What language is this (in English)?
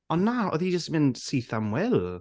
Welsh